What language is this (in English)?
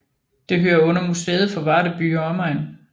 Danish